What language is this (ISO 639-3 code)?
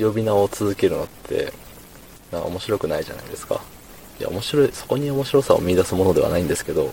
jpn